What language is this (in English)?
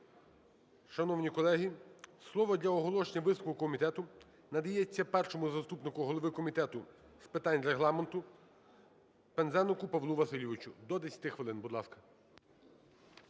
Ukrainian